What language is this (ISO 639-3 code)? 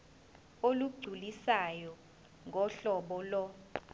zul